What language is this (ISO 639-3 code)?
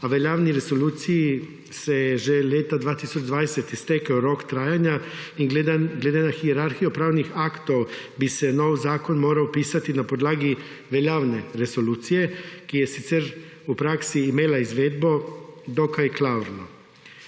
slv